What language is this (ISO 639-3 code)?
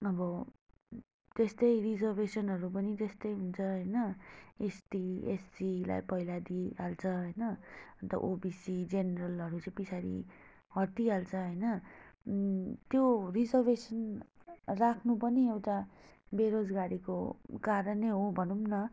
nep